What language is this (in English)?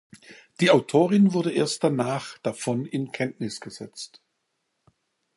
German